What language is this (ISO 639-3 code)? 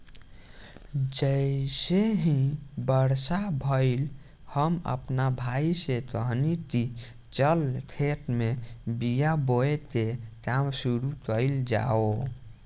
bho